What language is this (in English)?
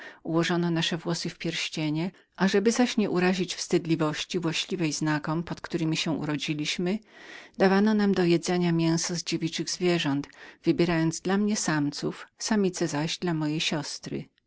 Polish